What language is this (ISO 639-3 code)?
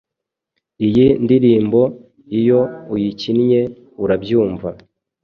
kin